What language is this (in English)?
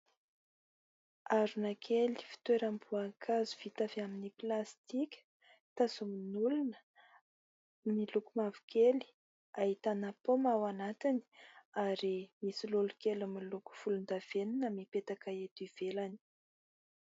Malagasy